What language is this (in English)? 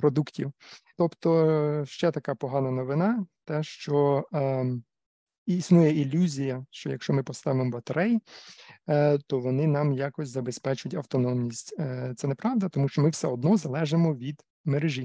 Ukrainian